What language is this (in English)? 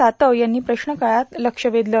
Marathi